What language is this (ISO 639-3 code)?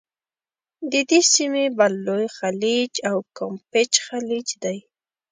pus